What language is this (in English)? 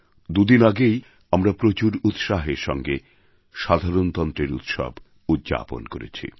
Bangla